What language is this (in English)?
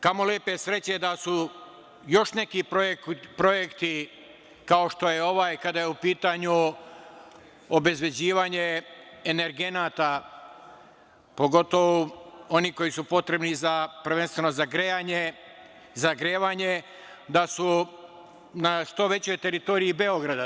Serbian